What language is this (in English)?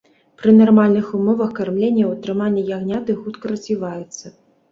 Belarusian